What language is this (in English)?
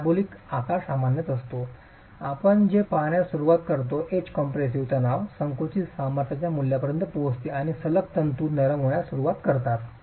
Marathi